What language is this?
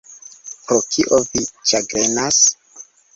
Esperanto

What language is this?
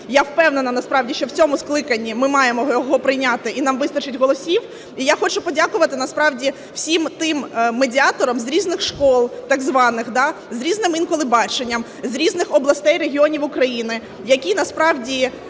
Ukrainian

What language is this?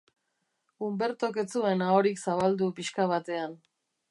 Basque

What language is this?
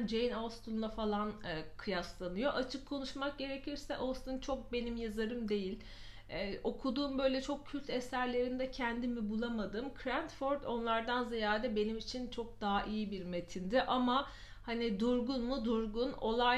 Turkish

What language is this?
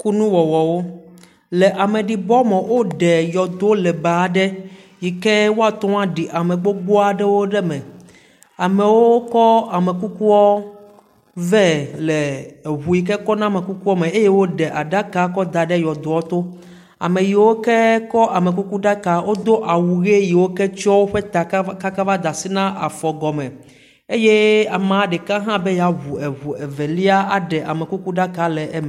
Ewe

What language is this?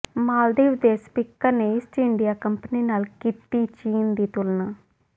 Punjabi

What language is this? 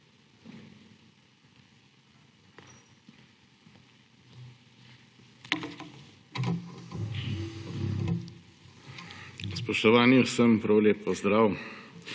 Slovenian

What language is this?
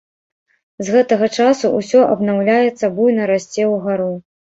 Belarusian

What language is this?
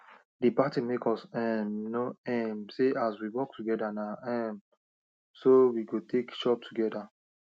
Nigerian Pidgin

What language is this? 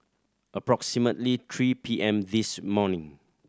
English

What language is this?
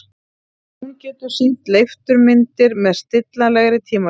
Icelandic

